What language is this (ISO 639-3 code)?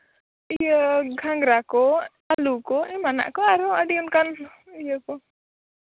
sat